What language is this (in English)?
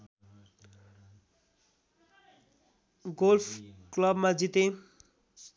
Nepali